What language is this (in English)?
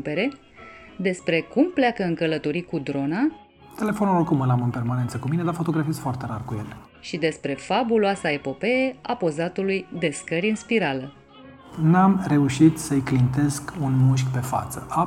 Romanian